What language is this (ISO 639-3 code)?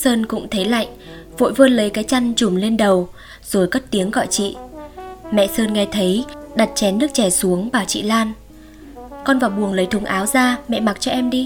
vie